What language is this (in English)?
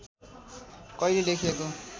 Nepali